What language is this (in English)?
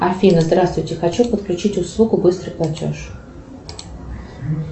Russian